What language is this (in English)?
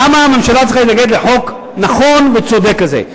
Hebrew